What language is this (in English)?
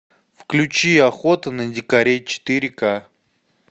Russian